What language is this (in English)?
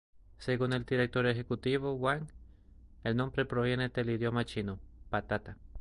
Spanish